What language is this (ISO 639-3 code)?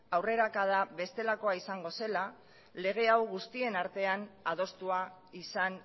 eus